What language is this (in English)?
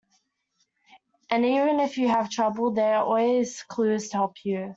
English